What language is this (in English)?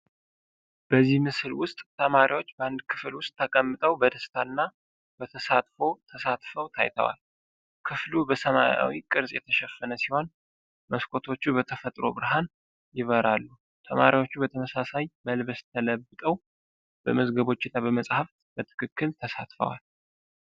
Amharic